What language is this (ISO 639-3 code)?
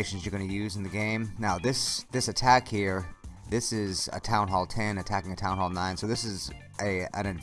eng